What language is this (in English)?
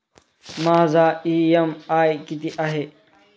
Marathi